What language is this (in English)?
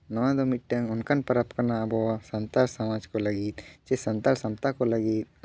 Santali